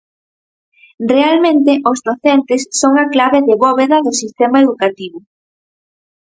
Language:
Galician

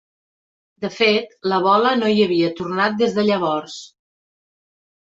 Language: Catalan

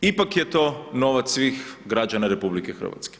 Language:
Croatian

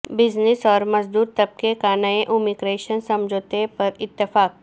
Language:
Urdu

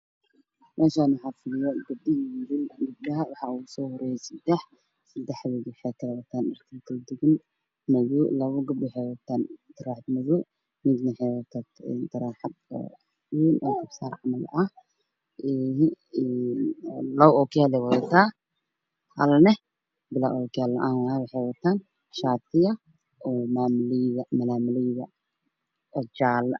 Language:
Somali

